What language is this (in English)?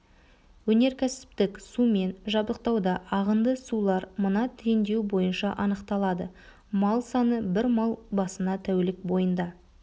Kazakh